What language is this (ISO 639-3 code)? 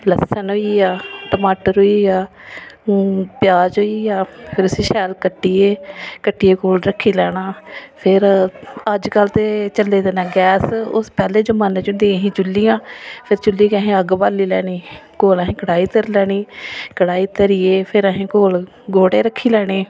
doi